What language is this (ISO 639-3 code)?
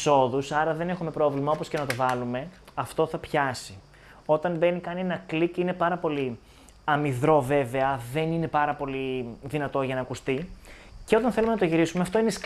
ell